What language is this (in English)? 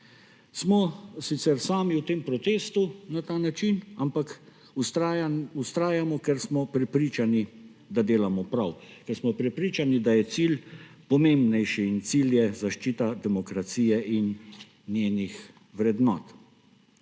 Slovenian